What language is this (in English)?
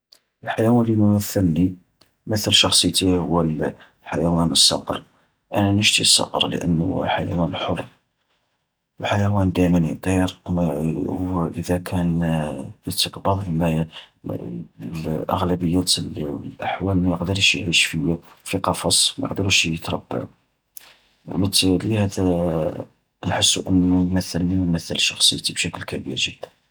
Algerian Arabic